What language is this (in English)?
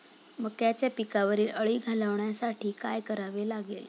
Marathi